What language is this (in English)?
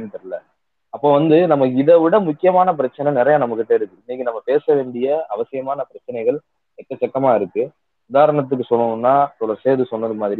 Tamil